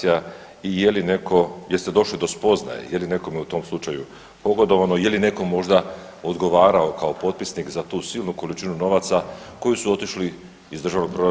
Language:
Croatian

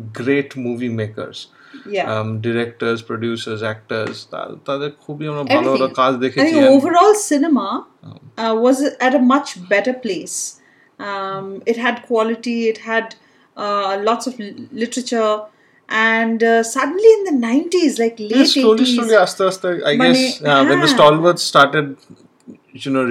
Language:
Bangla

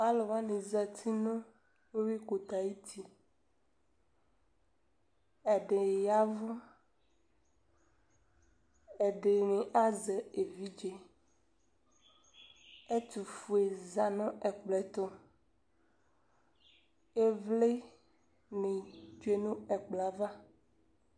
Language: Ikposo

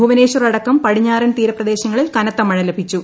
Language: Malayalam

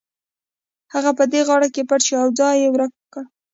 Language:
Pashto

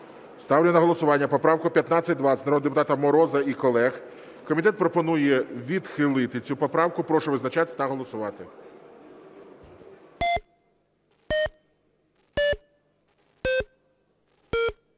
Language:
Ukrainian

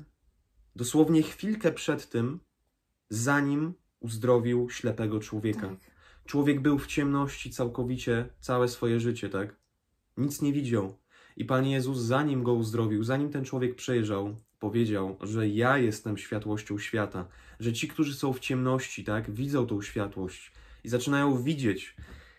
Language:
Polish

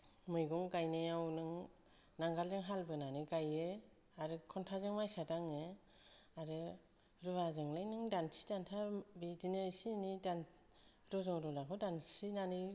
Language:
Bodo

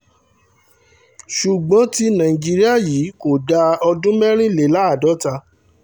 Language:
Yoruba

